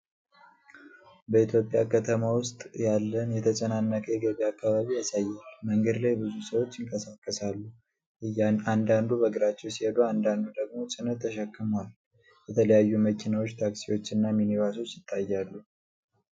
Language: Amharic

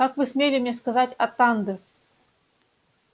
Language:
Russian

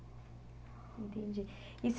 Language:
Portuguese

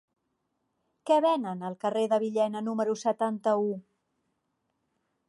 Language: Catalan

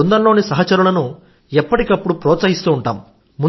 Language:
Telugu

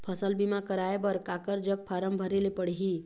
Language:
Chhattisgarhi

